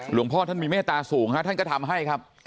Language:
Thai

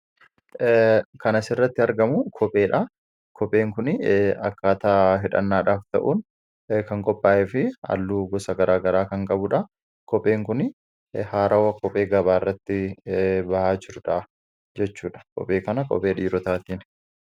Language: Oromo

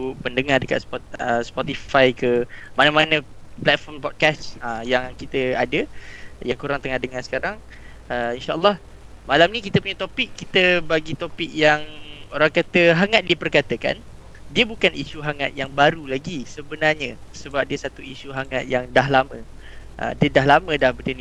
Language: Malay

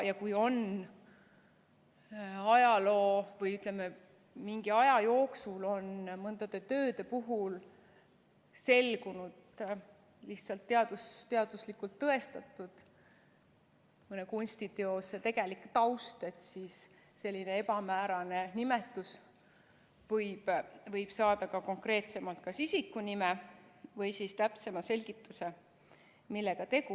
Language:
Estonian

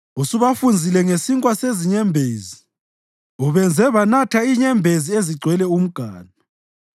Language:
North Ndebele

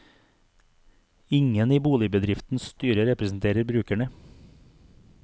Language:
Norwegian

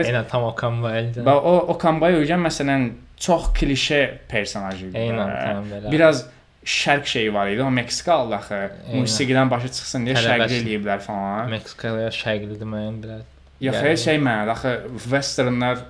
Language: Turkish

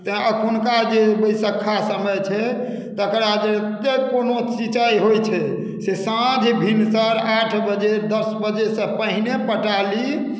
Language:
Maithili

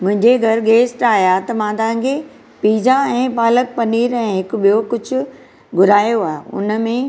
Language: Sindhi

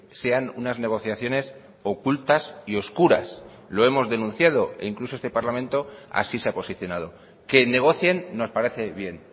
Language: Spanish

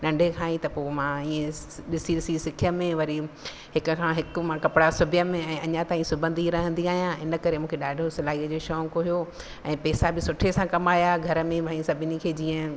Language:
Sindhi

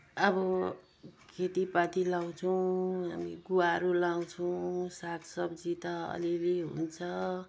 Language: Nepali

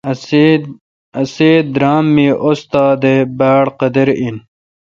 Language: Kalkoti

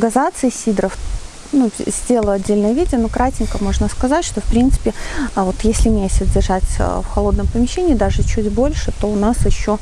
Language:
Russian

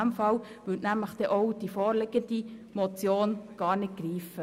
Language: Swiss German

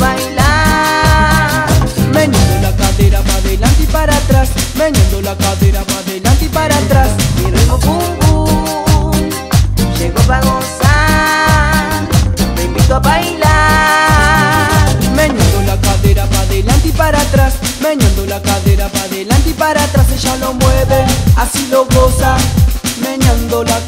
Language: Spanish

